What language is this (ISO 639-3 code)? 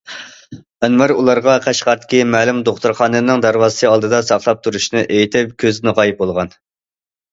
uig